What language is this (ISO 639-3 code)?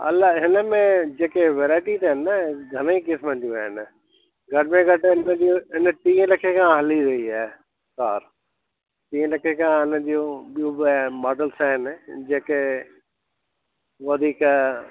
snd